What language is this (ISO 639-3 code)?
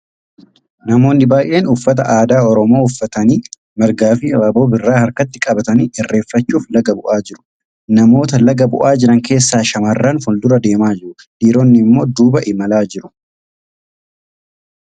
orm